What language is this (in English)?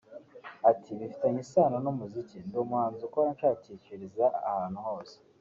Kinyarwanda